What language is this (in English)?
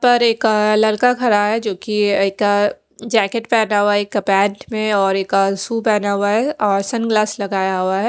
Hindi